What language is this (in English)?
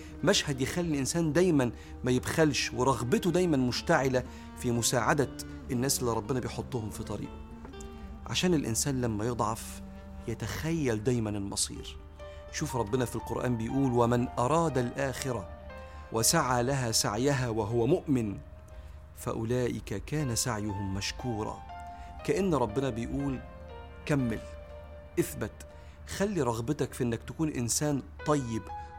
Arabic